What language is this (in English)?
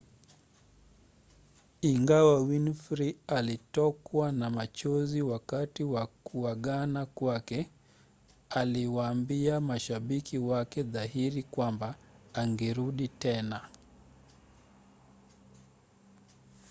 Swahili